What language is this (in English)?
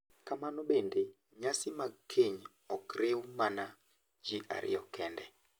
Luo (Kenya and Tanzania)